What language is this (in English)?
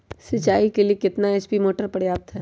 Magahi